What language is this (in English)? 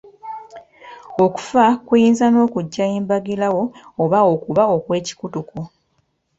Ganda